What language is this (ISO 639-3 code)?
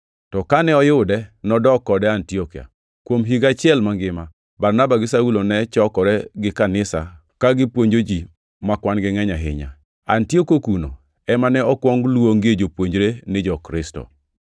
luo